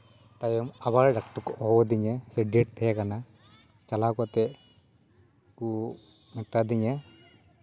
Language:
Santali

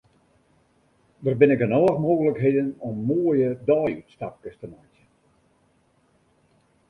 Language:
Western Frisian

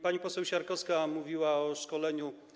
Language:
Polish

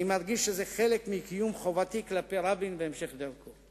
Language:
Hebrew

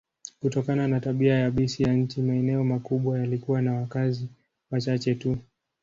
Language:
Swahili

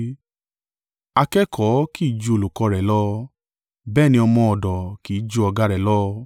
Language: Yoruba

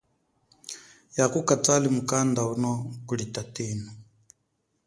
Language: Chokwe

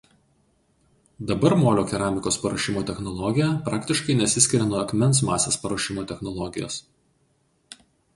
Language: Lithuanian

